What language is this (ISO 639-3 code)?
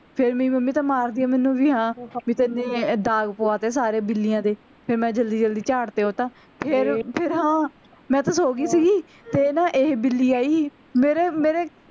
pan